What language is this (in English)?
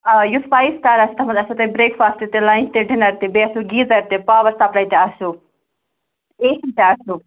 Kashmiri